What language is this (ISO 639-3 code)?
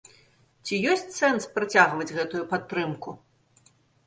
bel